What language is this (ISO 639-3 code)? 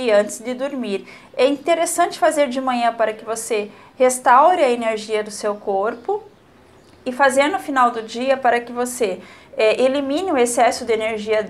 por